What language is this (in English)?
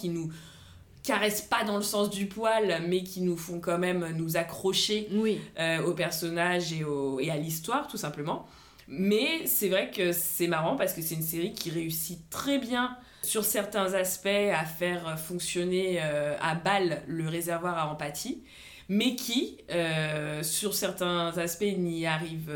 French